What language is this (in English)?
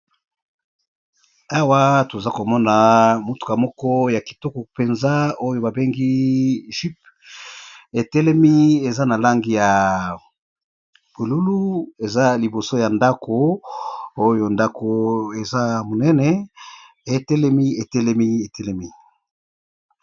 Lingala